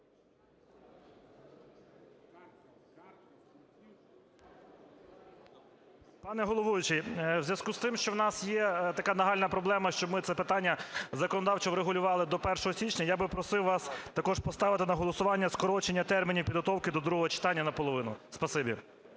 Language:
Ukrainian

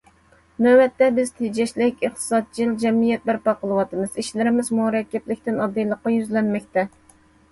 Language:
Uyghur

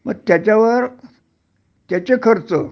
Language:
Marathi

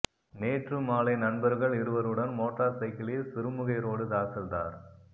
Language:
Tamil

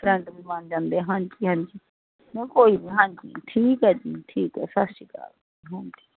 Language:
Punjabi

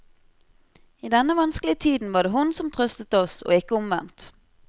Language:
Norwegian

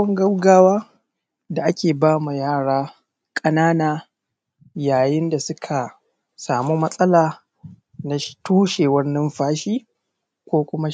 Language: Hausa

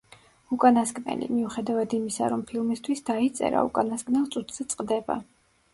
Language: Georgian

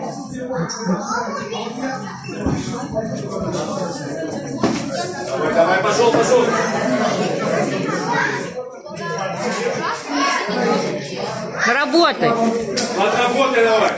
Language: Russian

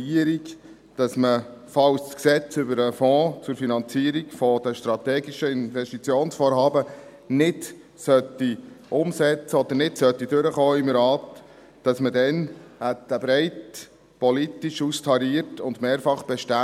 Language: Swiss German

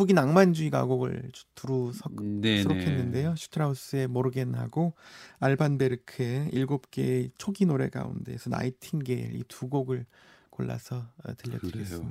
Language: Korean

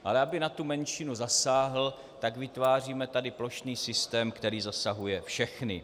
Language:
Czech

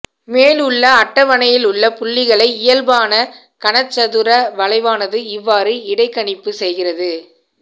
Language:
Tamil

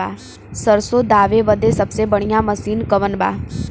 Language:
Bhojpuri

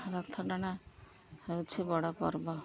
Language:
Odia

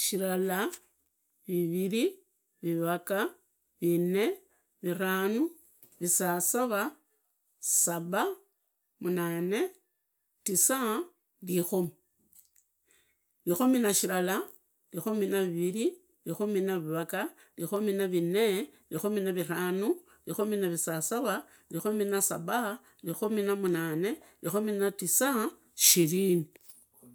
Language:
Idakho-Isukha-Tiriki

